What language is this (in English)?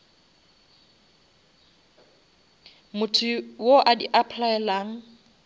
Northern Sotho